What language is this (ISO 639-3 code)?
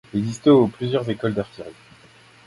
fra